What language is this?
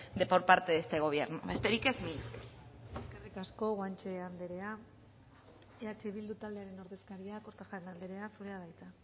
Basque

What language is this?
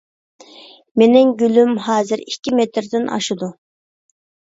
Uyghur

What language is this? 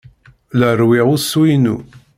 Kabyle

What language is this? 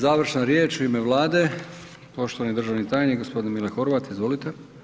Croatian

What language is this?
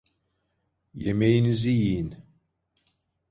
Turkish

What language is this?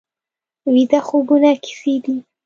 Pashto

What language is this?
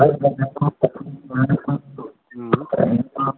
Maithili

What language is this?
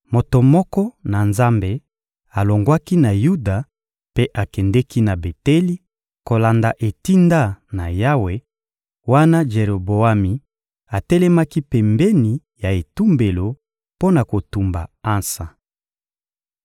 Lingala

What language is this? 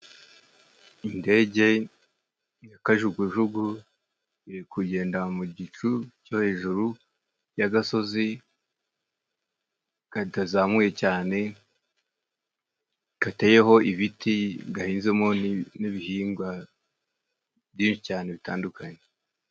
Kinyarwanda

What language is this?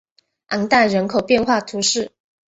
Chinese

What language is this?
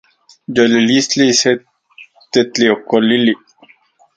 Central Puebla Nahuatl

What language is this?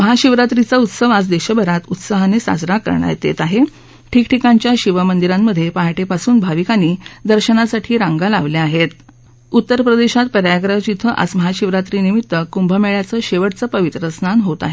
Marathi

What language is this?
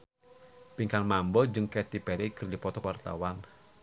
Sundanese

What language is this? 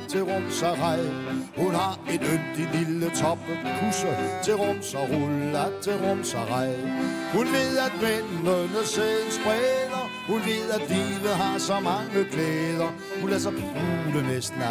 Danish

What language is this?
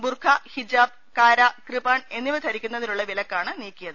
Malayalam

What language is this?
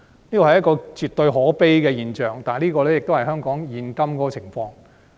Cantonese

